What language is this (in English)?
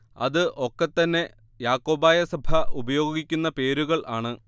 Malayalam